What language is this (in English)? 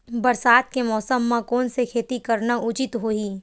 Chhattisgarhi